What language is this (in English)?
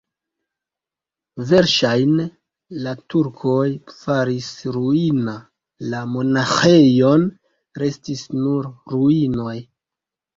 Esperanto